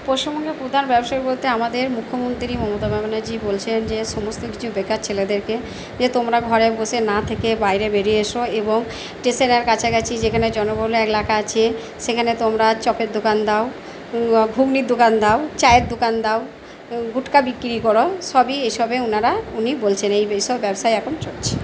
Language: Bangla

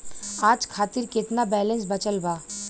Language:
Bhojpuri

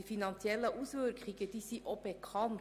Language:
Swiss German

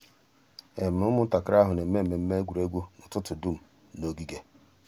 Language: Igbo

